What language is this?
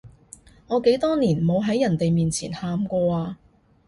Cantonese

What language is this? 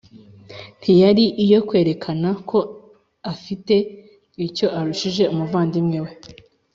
Kinyarwanda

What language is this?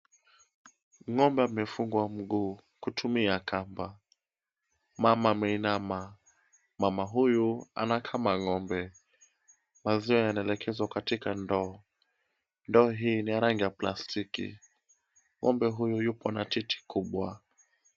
Swahili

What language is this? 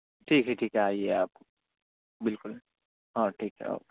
Urdu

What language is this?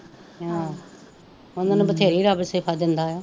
Punjabi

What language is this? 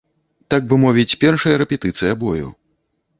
Belarusian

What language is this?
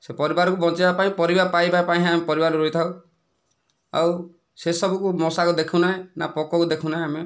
Odia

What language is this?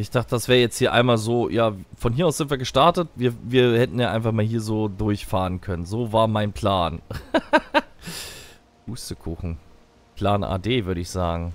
German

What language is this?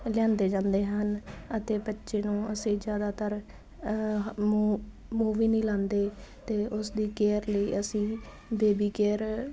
Punjabi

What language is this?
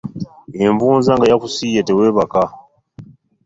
Ganda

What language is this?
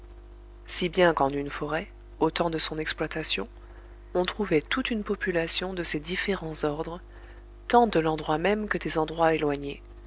French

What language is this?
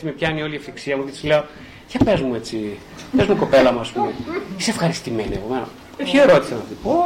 Greek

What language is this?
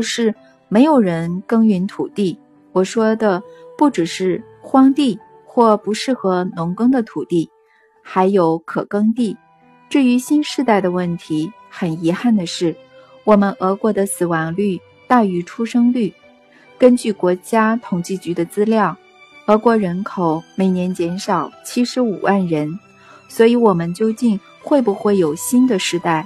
Chinese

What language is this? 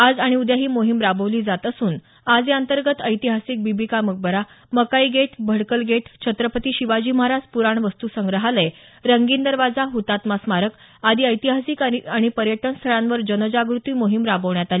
Marathi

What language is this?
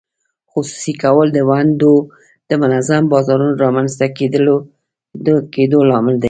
Pashto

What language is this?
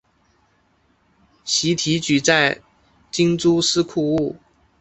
Chinese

